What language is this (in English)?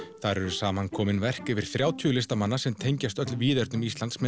Icelandic